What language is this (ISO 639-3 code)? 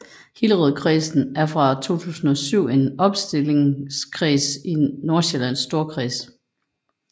dan